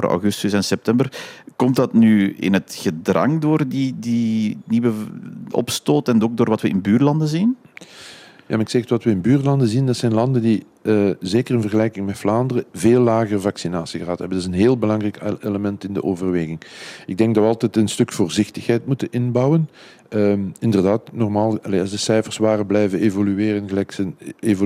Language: Dutch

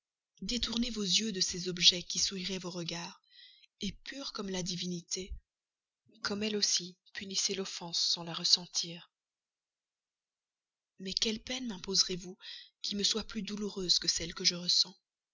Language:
French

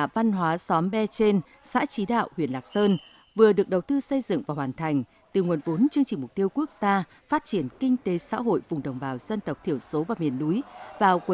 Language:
Vietnamese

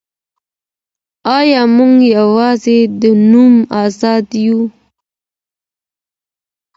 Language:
Pashto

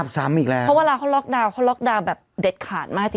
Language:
Thai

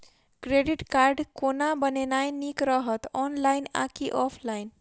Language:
Maithili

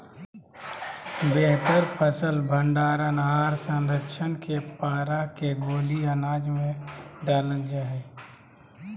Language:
Magahi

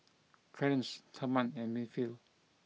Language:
English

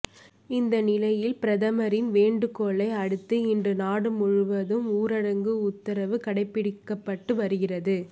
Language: Tamil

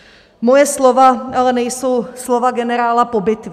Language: Czech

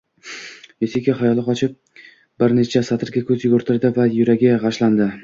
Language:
Uzbek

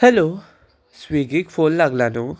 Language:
Konkani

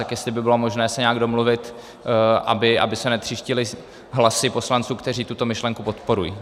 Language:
Czech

